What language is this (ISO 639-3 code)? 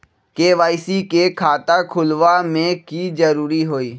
mag